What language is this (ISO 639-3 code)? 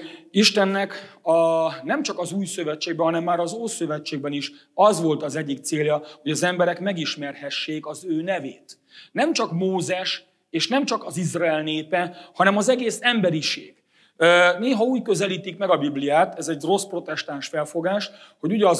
hun